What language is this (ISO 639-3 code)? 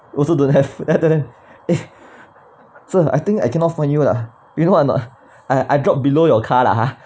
eng